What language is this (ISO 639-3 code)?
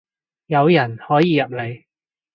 yue